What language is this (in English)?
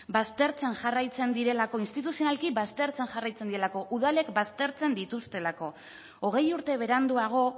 Basque